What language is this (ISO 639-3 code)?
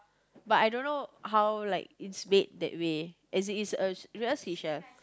eng